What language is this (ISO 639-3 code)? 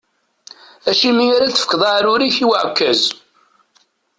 kab